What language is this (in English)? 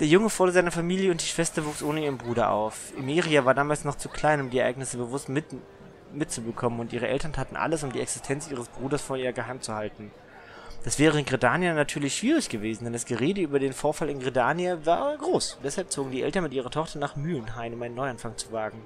German